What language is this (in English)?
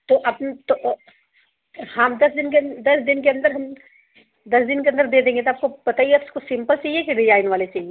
Hindi